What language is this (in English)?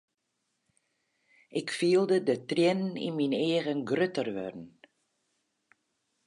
Western Frisian